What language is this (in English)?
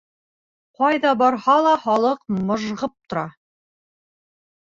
Bashkir